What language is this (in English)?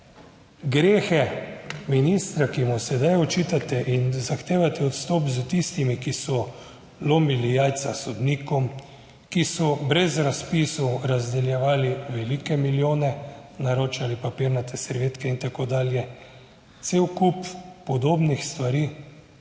Slovenian